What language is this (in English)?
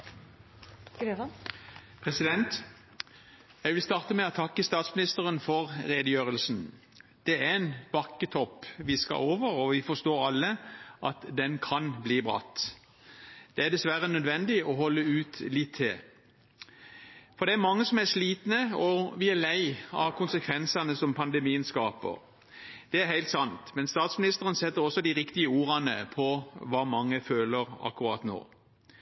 Norwegian